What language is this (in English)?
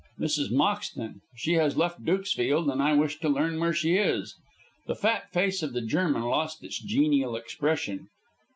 English